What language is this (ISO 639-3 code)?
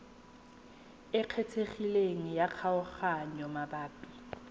tsn